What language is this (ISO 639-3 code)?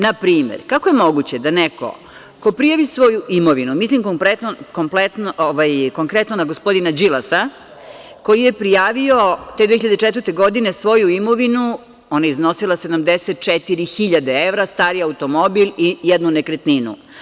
srp